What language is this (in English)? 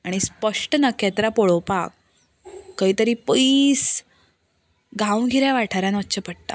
Konkani